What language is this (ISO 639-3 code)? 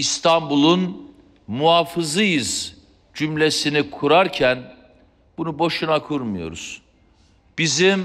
tur